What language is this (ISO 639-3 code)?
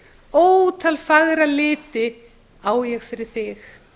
isl